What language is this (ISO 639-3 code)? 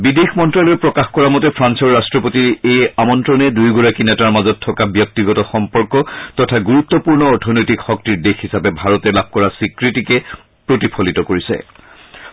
asm